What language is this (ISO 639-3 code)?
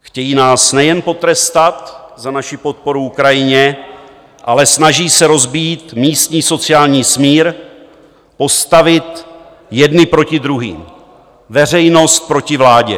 ces